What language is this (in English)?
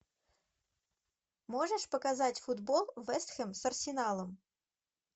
Russian